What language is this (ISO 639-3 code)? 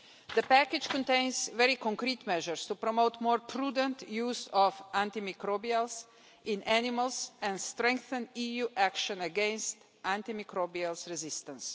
eng